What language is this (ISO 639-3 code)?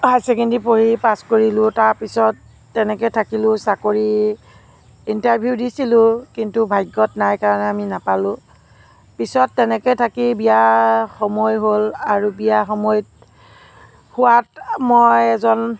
asm